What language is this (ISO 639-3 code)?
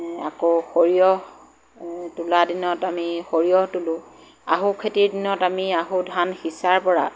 asm